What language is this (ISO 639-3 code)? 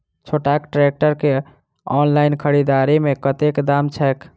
mai